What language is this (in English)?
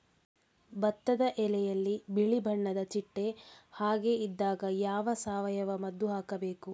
Kannada